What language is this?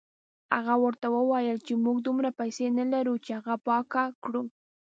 Pashto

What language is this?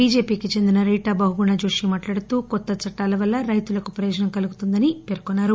Telugu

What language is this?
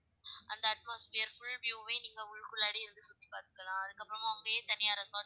Tamil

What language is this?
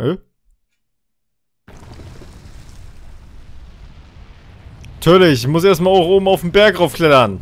German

